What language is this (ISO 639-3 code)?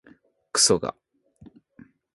jpn